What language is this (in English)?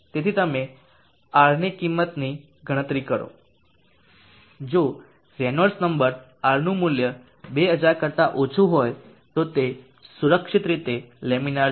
Gujarati